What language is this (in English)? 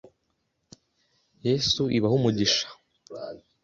Kinyarwanda